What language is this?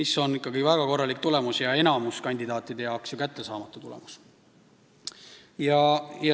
Estonian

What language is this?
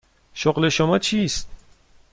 Persian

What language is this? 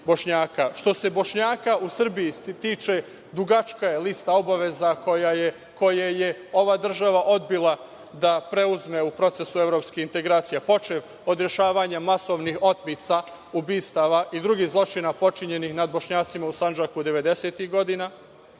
Serbian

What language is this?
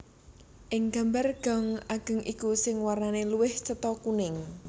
Javanese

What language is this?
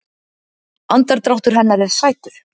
Icelandic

